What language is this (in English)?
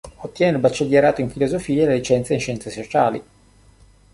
Italian